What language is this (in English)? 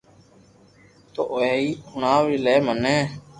Loarki